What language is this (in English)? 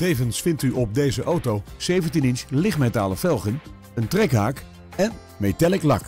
Dutch